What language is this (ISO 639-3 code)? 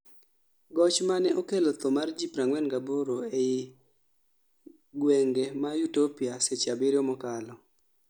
luo